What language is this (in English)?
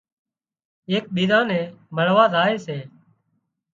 Wadiyara Koli